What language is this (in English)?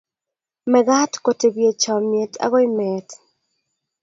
Kalenjin